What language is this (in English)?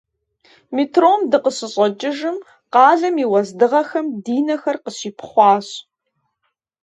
Kabardian